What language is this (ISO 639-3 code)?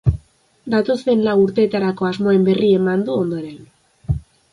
eus